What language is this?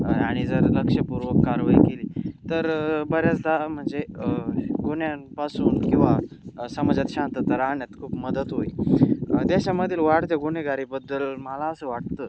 Marathi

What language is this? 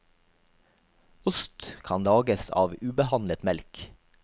Norwegian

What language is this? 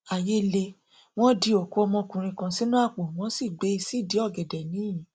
Yoruba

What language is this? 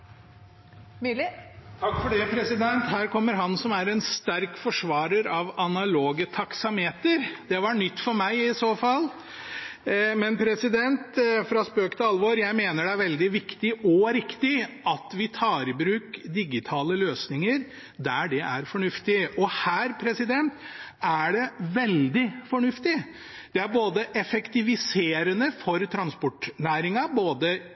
Norwegian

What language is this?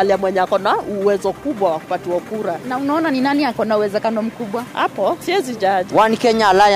Swahili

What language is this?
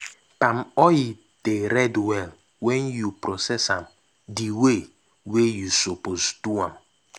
Nigerian Pidgin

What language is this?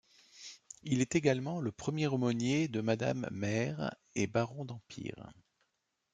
French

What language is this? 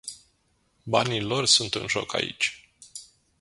Romanian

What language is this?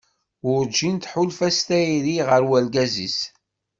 Kabyle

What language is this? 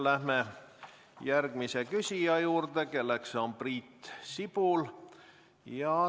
Estonian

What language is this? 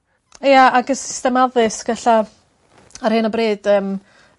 Welsh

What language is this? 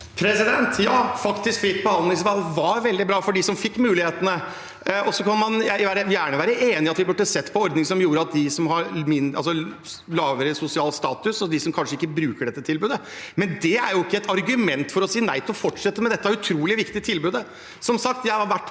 Norwegian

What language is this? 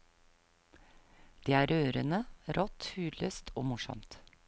Norwegian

